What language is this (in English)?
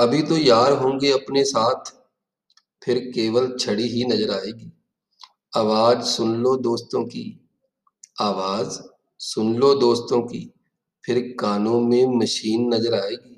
Hindi